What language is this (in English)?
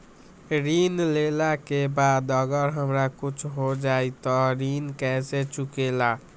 Magahi